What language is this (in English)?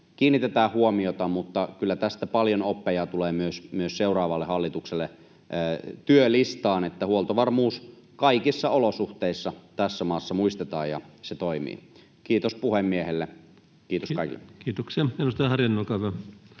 Finnish